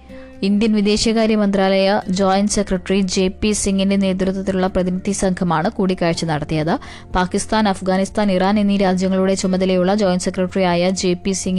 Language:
Malayalam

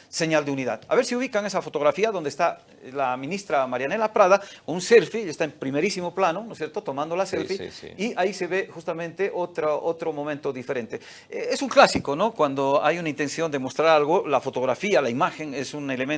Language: Spanish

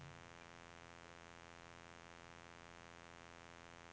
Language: Norwegian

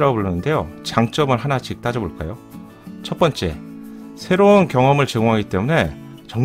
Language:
Korean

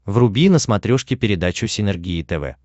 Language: Russian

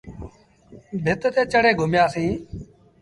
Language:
Sindhi Bhil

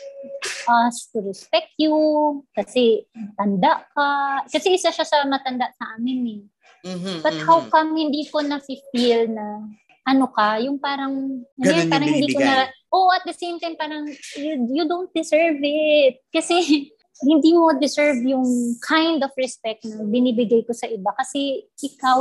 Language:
Filipino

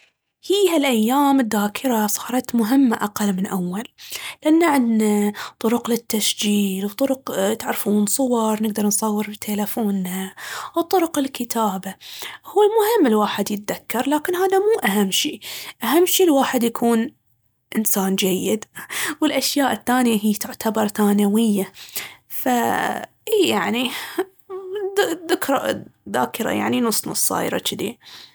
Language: Baharna Arabic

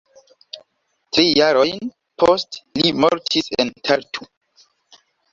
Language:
Esperanto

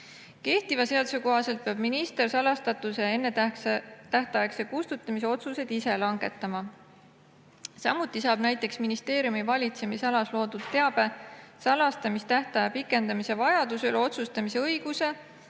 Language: Estonian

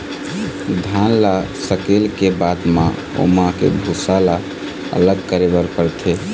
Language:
Chhattisgarhi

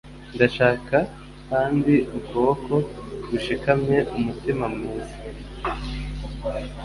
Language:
Kinyarwanda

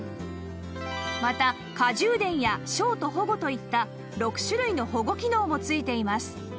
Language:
Japanese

